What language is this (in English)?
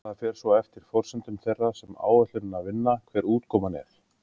Icelandic